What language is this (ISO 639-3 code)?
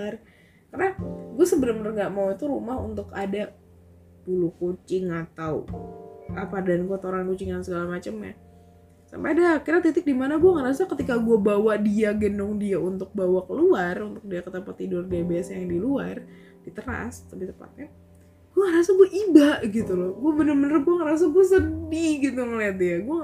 ind